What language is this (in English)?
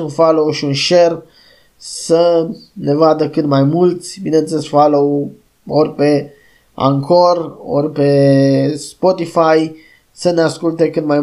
Romanian